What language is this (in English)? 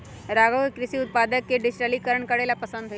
Magahi